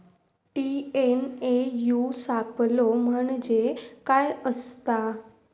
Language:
Marathi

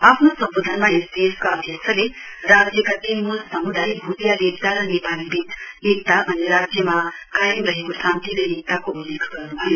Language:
Nepali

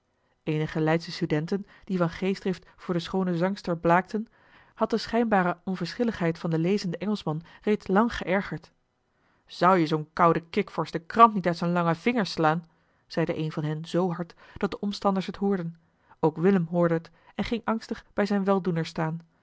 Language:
Dutch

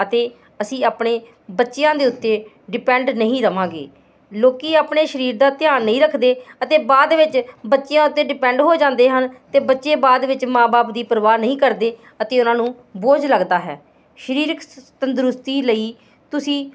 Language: Punjabi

